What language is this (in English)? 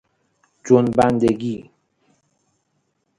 Persian